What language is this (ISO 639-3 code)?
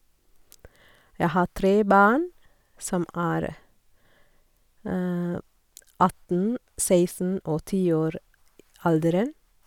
nor